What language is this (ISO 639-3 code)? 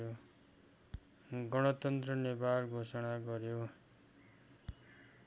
nep